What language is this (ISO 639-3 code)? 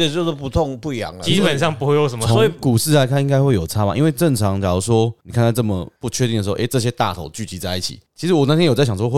zho